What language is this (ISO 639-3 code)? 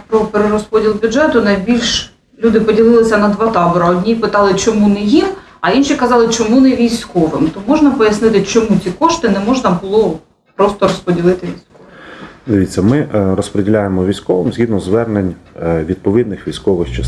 ukr